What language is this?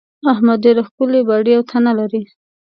Pashto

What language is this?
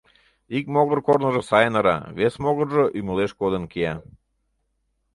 Mari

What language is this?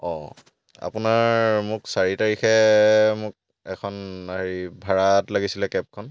Assamese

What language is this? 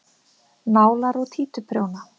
Icelandic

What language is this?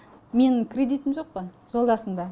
Kazakh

